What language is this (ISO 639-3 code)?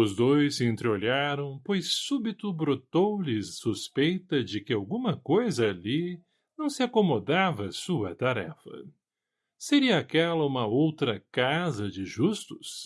por